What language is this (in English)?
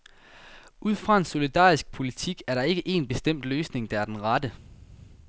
Danish